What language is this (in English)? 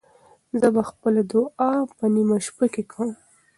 Pashto